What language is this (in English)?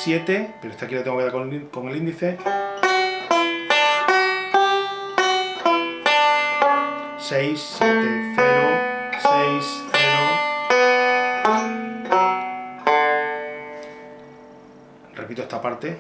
Spanish